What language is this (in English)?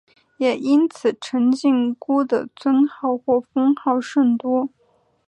Chinese